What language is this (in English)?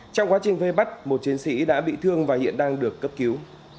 Vietnamese